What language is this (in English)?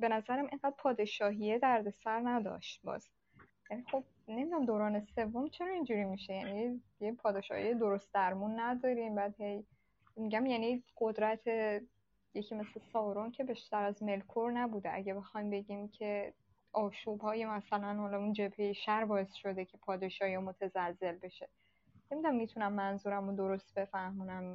Persian